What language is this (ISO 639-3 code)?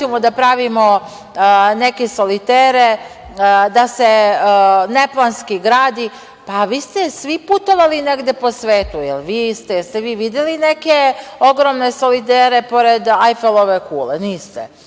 srp